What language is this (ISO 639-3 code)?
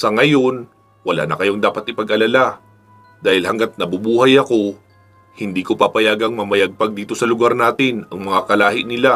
fil